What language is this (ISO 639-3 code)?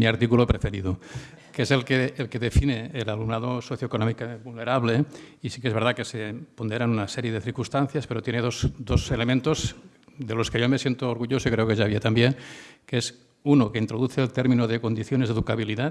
spa